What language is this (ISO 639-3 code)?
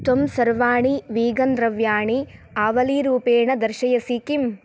san